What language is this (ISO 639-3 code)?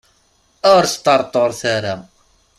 kab